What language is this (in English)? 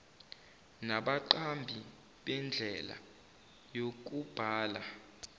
Zulu